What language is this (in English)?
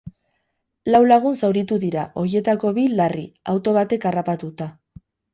Basque